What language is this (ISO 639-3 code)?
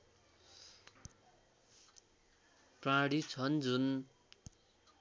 nep